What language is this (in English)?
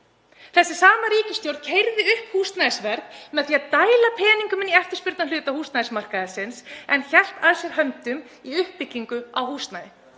Icelandic